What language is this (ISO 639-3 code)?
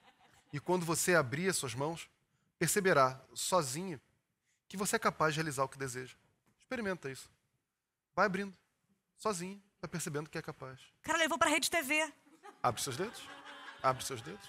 por